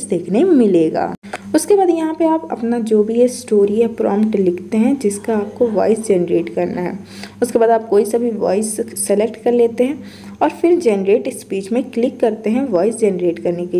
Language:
Hindi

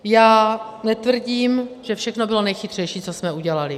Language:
Czech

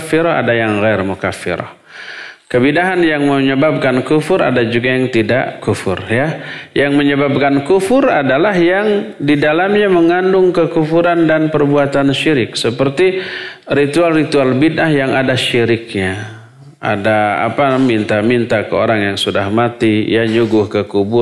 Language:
Indonesian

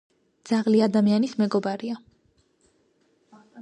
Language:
Georgian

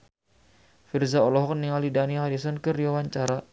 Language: Sundanese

